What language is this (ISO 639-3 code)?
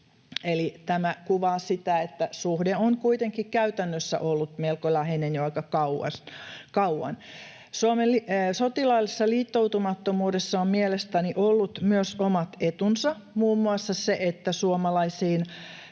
fin